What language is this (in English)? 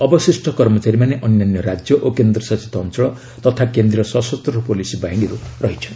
Odia